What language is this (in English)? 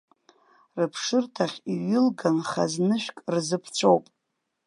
Abkhazian